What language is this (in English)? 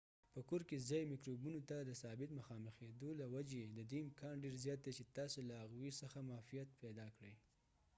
Pashto